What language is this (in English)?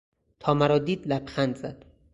Persian